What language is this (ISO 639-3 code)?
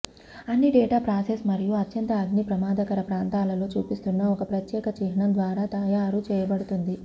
tel